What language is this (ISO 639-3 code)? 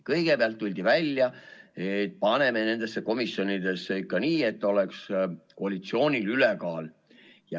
est